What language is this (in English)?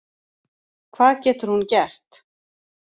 Icelandic